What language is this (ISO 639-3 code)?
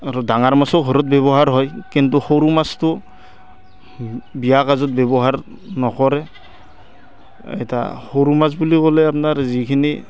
asm